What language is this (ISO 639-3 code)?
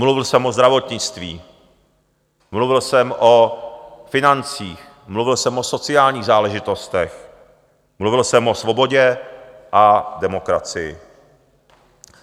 ces